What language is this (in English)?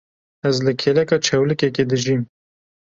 Kurdish